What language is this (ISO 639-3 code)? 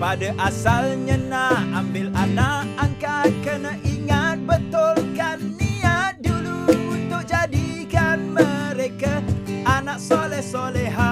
msa